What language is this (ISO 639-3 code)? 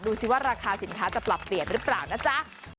tha